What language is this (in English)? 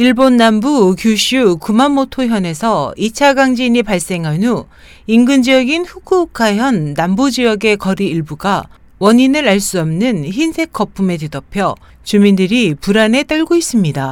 Korean